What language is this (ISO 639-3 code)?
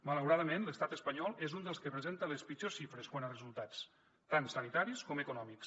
cat